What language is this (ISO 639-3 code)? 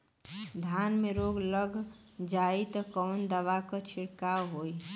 bho